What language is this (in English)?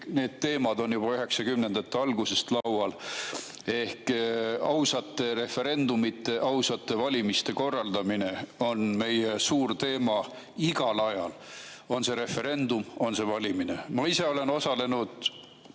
Estonian